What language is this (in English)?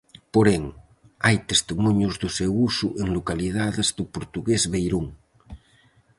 Galician